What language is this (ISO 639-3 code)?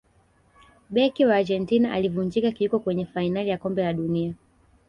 swa